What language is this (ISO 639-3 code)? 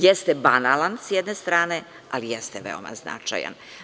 srp